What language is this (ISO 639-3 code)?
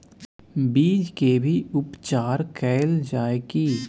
mai